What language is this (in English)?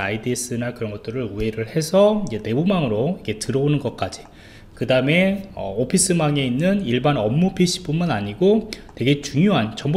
Korean